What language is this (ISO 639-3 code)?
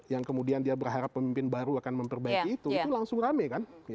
ind